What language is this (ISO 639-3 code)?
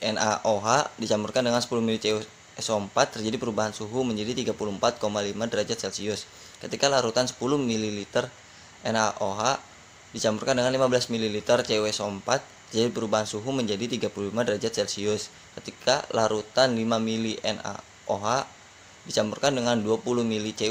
ind